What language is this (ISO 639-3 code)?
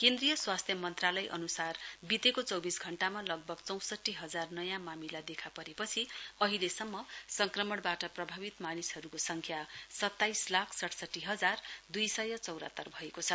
nep